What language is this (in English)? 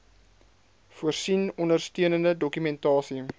Afrikaans